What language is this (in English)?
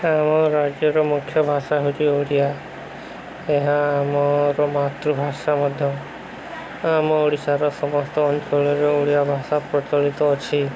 Odia